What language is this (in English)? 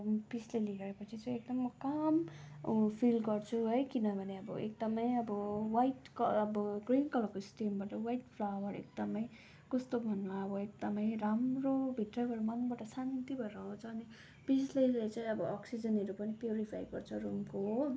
Nepali